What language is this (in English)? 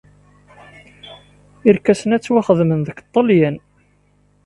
Kabyle